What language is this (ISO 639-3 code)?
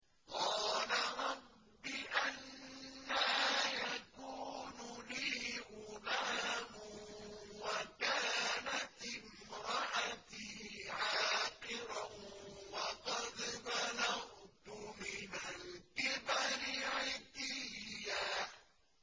ara